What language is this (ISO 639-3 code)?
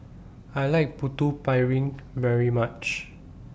eng